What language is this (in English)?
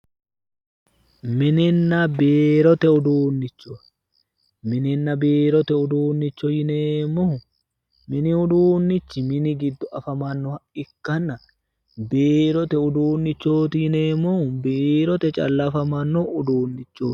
Sidamo